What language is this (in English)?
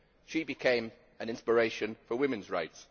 English